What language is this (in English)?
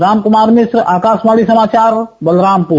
Hindi